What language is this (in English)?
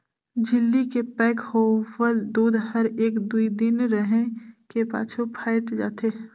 Chhattisgarhi